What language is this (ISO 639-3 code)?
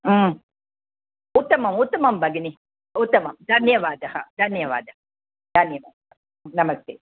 san